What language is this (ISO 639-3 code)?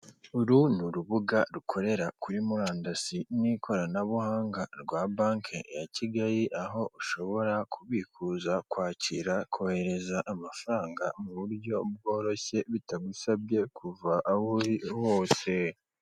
kin